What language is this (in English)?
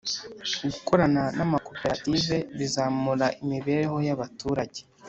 Kinyarwanda